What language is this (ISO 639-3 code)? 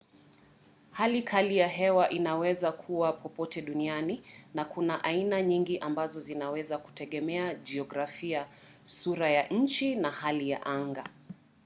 swa